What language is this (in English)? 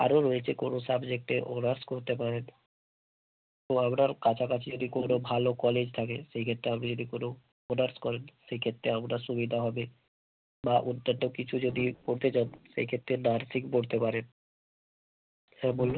Bangla